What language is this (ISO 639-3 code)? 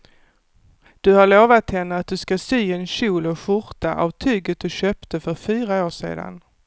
swe